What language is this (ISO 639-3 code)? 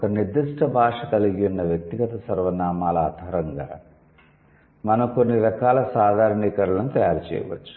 tel